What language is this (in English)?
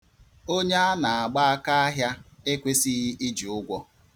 Igbo